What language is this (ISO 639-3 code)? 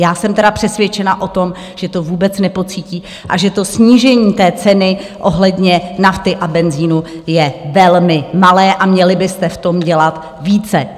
ces